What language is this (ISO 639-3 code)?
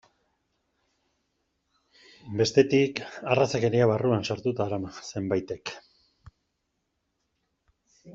eus